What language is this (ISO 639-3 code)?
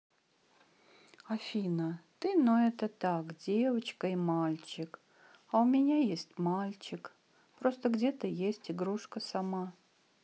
rus